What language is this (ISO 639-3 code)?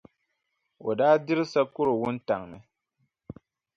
dag